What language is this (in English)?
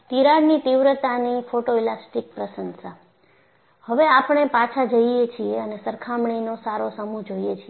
Gujarati